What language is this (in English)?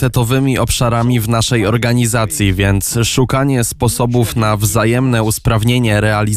Polish